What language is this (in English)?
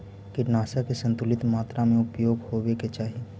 Magahi